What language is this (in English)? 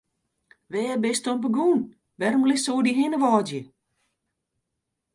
Western Frisian